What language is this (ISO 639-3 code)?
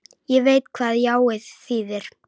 isl